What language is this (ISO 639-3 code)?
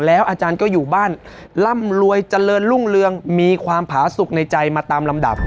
tha